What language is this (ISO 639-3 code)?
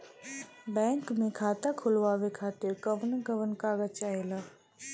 bho